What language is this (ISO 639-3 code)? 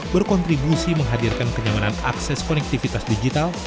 ind